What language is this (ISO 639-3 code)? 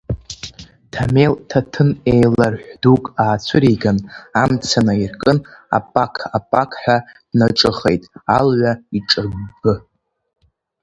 abk